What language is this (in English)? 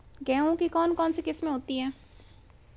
Hindi